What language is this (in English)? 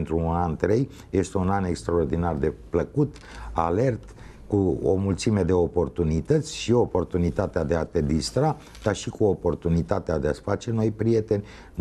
Romanian